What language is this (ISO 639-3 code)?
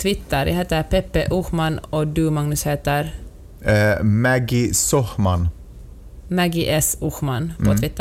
swe